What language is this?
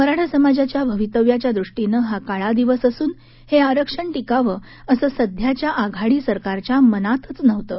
Marathi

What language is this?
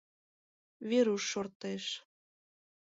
Mari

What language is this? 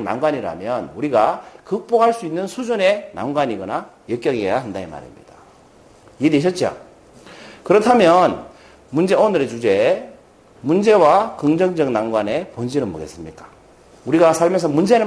Korean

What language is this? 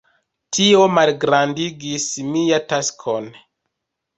Esperanto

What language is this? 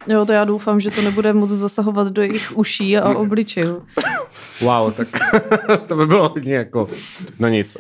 Czech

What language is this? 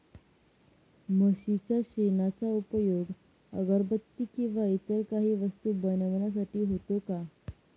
Marathi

